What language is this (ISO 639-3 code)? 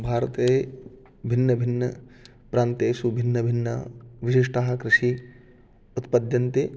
san